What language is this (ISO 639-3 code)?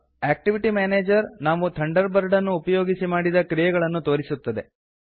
kan